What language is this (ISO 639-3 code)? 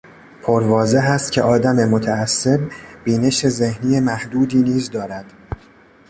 fas